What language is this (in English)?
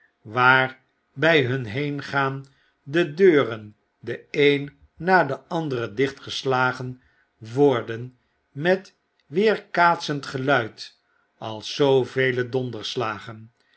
Dutch